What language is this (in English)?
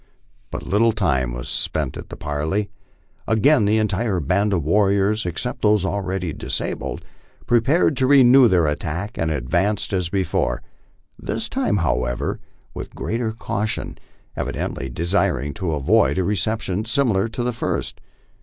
English